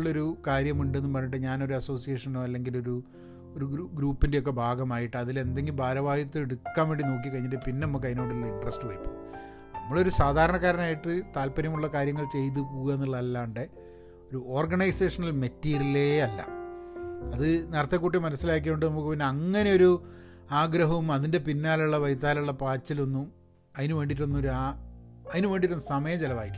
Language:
Malayalam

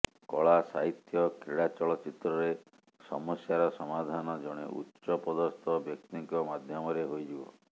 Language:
Odia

